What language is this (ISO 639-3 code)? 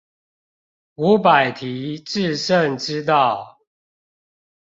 zho